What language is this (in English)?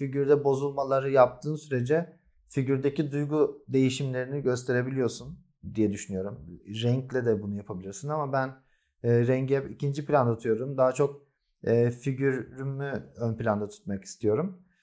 Turkish